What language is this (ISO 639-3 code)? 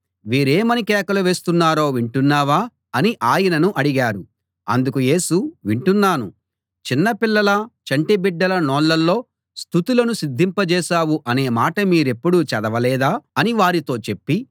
tel